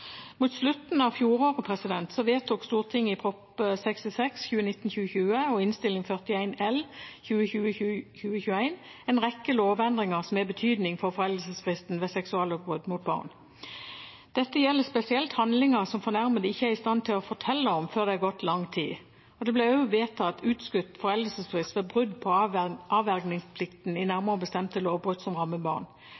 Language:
Norwegian Bokmål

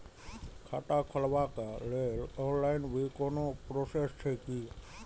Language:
Maithili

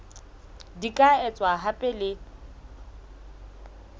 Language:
Southern Sotho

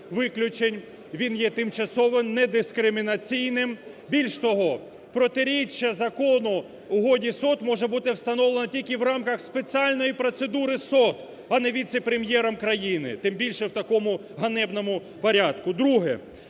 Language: Ukrainian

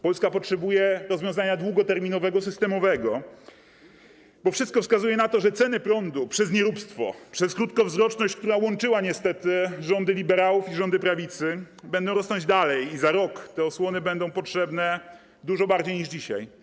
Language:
Polish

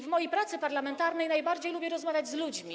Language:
Polish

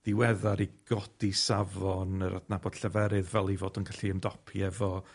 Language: Welsh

